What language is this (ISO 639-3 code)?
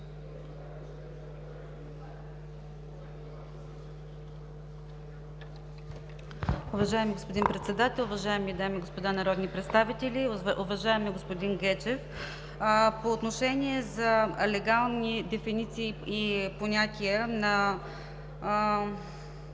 bul